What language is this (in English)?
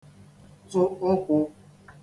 Igbo